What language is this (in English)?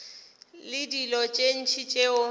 Northern Sotho